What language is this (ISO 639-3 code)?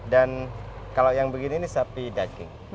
ind